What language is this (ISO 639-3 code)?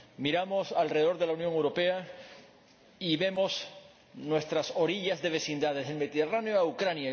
spa